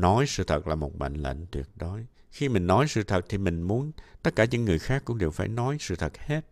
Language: Vietnamese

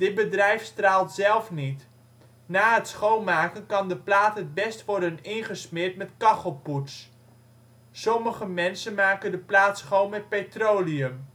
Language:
Dutch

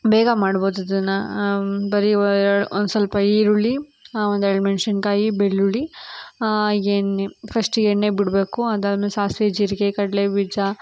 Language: Kannada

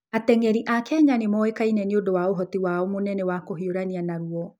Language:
Kikuyu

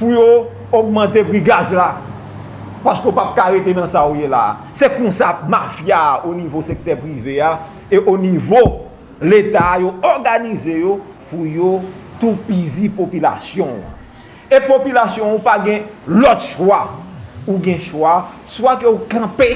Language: French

